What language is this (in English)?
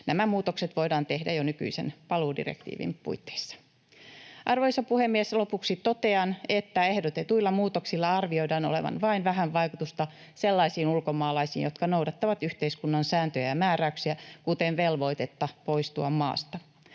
Finnish